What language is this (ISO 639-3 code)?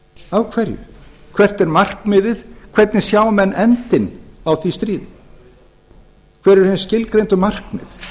isl